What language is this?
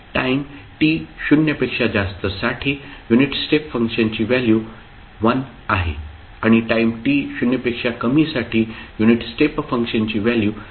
Marathi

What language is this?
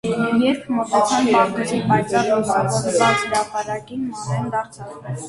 Armenian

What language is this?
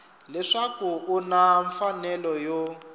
Tsonga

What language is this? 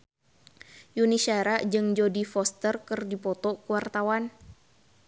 Sundanese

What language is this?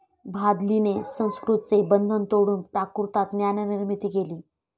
Marathi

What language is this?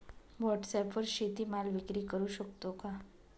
Marathi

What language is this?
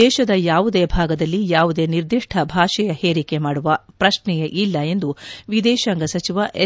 Kannada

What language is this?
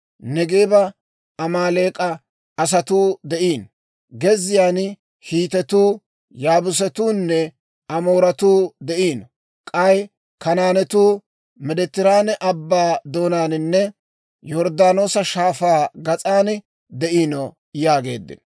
Dawro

